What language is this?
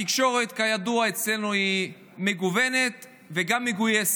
Hebrew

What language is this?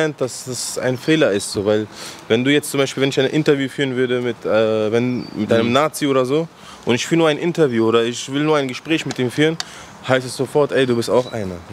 German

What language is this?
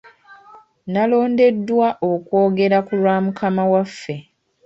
Ganda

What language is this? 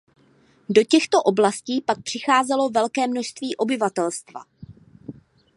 Czech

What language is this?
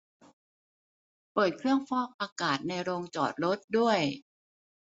Thai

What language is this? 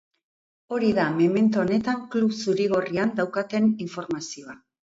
Basque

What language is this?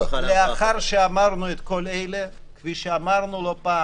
Hebrew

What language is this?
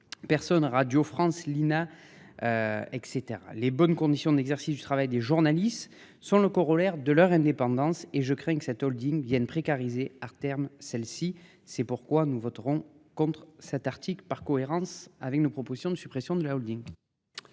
French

